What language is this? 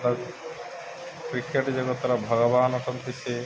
Odia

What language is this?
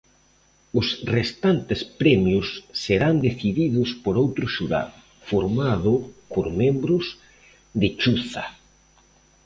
Galician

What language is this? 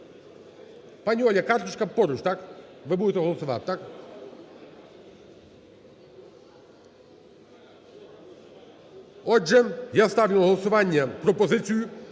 Ukrainian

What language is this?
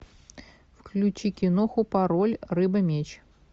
Russian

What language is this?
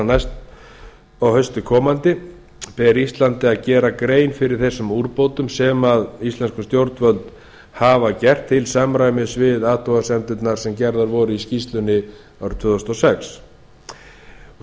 Icelandic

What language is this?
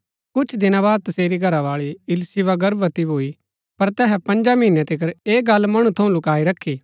Gaddi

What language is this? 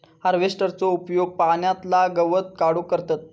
Marathi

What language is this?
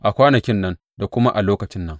Hausa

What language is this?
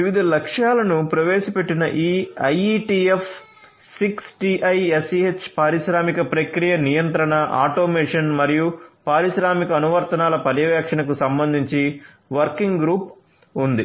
Telugu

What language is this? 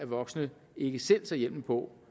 Danish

